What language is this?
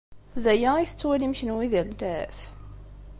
Kabyle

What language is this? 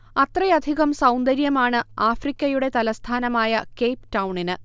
Malayalam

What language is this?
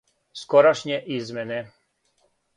Serbian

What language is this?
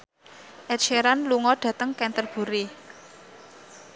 Javanese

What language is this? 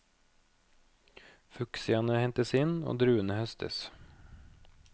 Norwegian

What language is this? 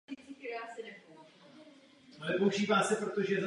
Czech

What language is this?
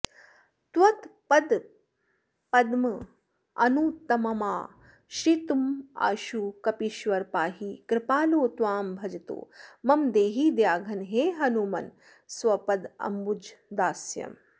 Sanskrit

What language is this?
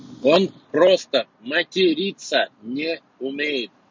Russian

